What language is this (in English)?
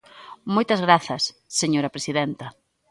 Galician